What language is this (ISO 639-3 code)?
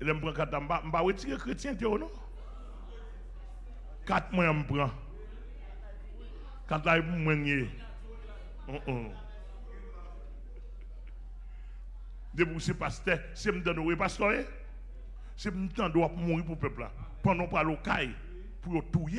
fra